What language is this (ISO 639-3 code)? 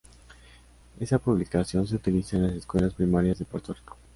spa